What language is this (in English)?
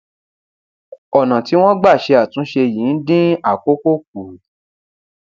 Yoruba